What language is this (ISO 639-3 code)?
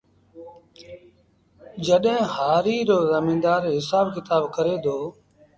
sbn